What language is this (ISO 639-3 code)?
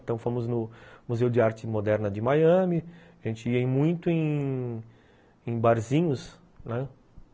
por